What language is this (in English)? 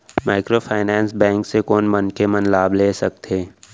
Chhattisgarhi